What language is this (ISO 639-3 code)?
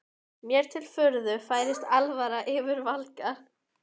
isl